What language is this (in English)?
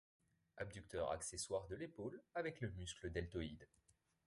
French